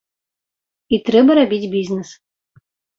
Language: Belarusian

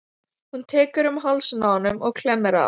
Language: Icelandic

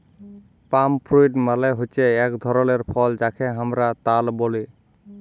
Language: Bangla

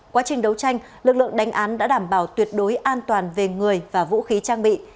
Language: Vietnamese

